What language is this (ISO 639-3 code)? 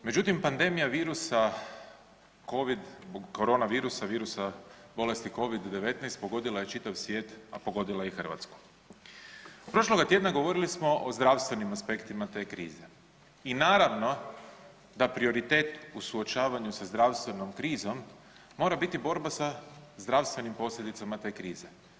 hrv